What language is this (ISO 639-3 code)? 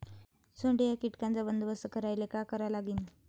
mar